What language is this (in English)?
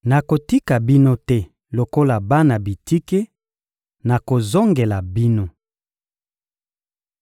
Lingala